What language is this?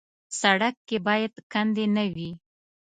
Pashto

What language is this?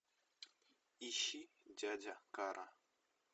Russian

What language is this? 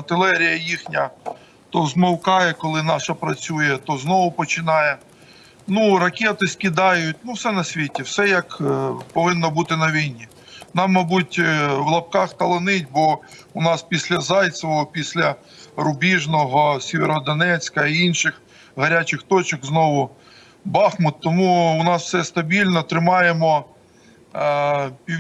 Ukrainian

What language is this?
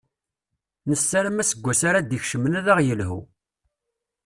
Kabyle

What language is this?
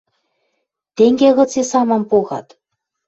Western Mari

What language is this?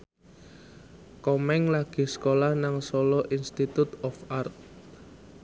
Javanese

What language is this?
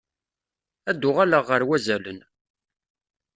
Kabyle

